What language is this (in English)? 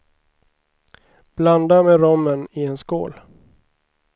Swedish